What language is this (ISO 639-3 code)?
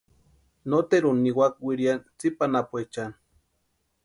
pua